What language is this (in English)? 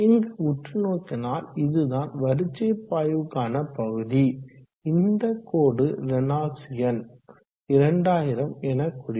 Tamil